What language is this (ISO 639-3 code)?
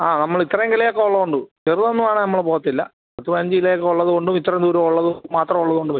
mal